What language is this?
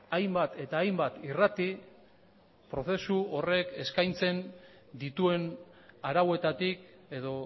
Basque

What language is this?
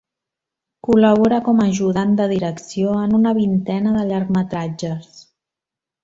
Catalan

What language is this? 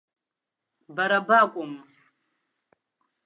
Abkhazian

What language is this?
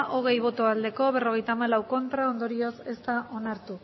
Basque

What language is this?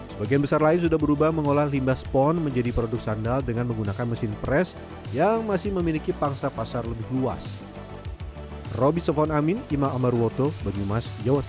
Indonesian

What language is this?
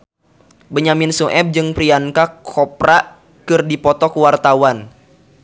Sundanese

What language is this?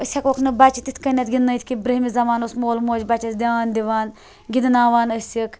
Kashmiri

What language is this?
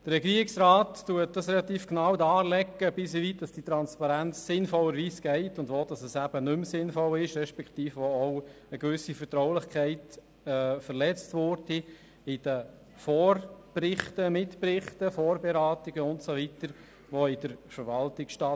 Swiss German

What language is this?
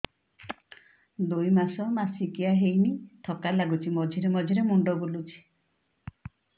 Odia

